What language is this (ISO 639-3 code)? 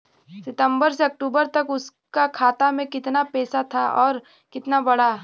bho